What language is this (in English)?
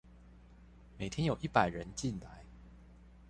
Chinese